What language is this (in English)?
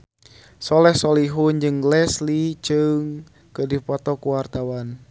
Sundanese